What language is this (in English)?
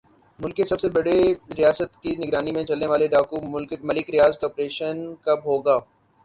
Urdu